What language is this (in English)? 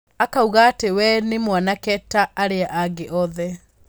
Kikuyu